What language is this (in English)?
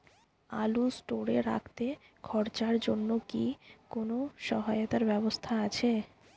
Bangla